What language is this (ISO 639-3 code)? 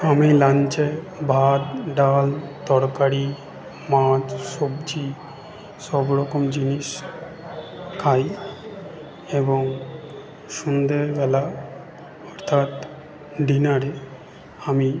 ben